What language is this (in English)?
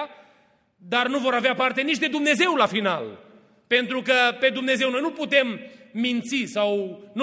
Romanian